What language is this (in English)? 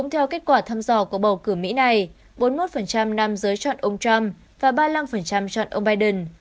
Vietnamese